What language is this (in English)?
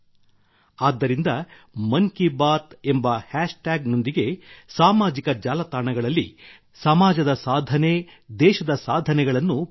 Kannada